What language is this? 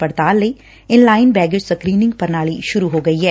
Punjabi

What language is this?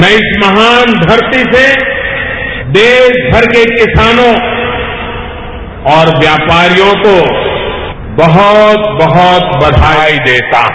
Hindi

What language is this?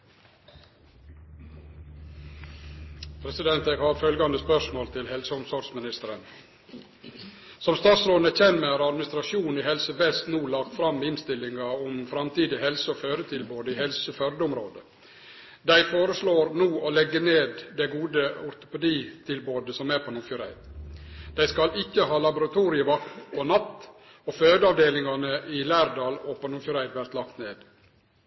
Norwegian Nynorsk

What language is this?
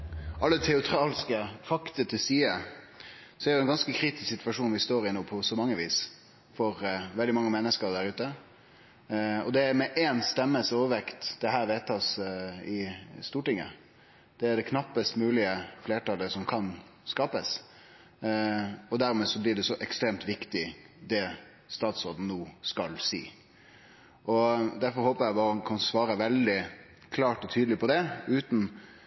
Norwegian Nynorsk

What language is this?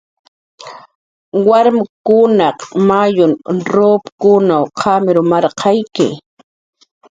Jaqaru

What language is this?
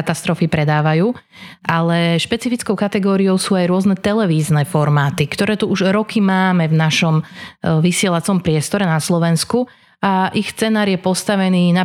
Slovak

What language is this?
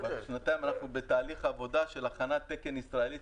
Hebrew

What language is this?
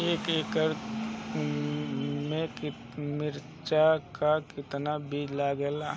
Bhojpuri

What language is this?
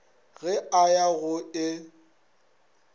Northern Sotho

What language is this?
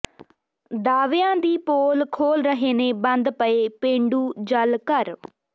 Punjabi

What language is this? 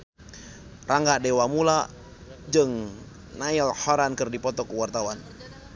Sundanese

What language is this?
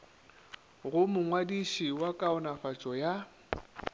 Northern Sotho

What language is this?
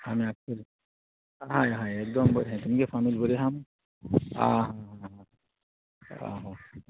Konkani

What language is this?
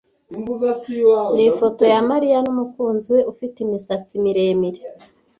Kinyarwanda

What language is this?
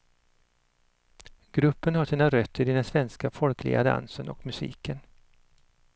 Swedish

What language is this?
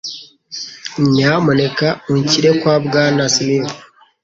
Kinyarwanda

